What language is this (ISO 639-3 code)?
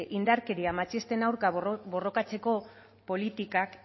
eus